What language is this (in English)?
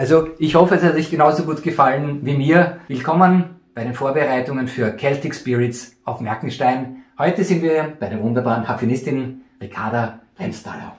German